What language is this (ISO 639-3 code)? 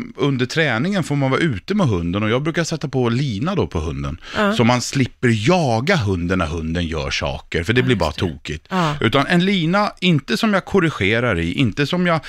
swe